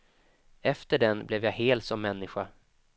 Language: Swedish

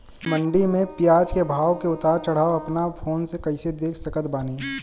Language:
Bhojpuri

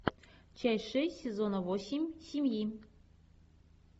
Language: Russian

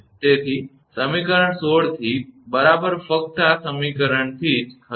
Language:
Gujarati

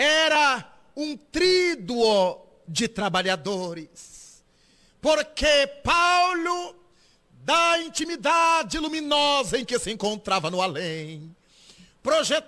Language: Portuguese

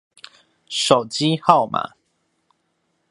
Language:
Chinese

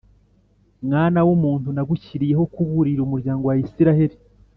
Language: Kinyarwanda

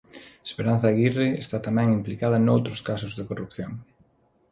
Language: Galician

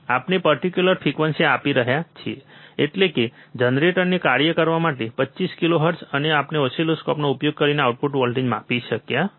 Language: Gujarati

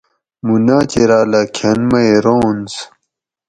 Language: Gawri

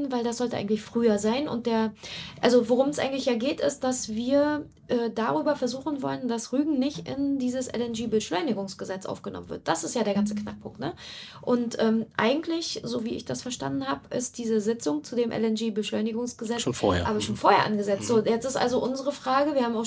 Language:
German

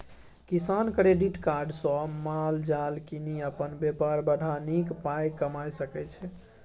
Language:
Maithili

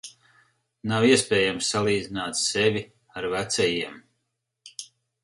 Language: Latvian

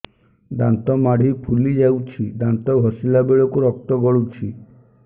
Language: Odia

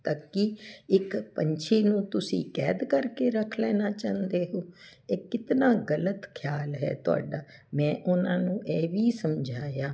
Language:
Punjabi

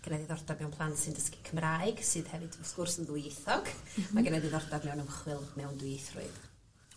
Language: Welsh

